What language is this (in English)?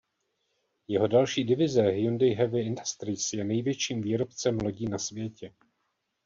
Czech